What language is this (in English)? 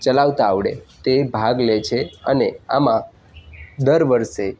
Gujarati